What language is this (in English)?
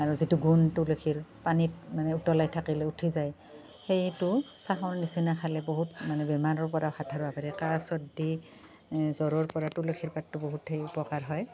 Assamese